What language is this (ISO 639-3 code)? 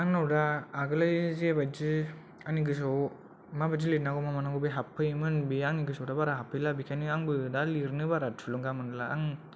brx